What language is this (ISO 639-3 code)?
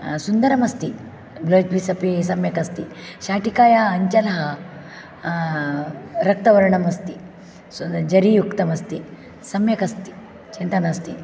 san